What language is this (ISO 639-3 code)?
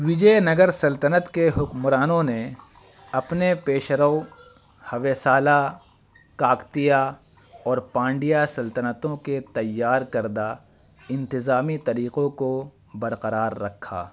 urd